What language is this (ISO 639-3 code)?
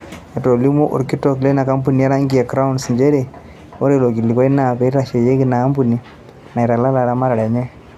mas